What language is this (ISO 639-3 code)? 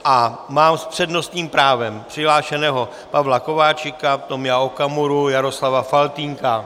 ces